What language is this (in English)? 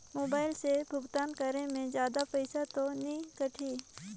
Chhattisgarhi